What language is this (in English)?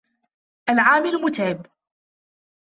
Arabic